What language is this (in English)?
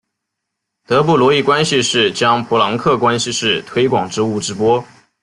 Chinese